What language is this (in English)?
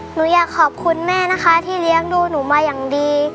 Thai